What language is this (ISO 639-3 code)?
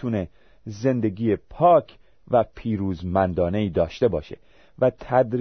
fas